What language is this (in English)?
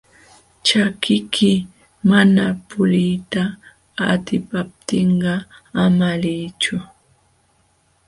Jauja Wanca Quechua